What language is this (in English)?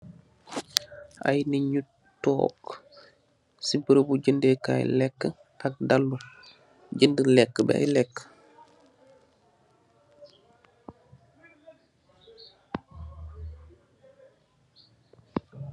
Wolof